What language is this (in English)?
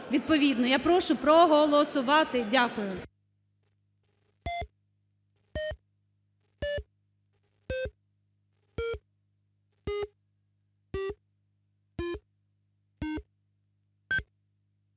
Ukrainian